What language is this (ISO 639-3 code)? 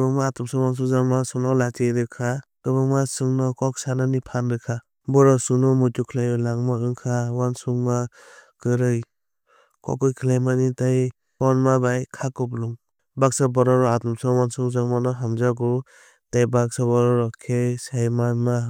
trp